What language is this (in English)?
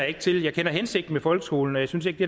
Danish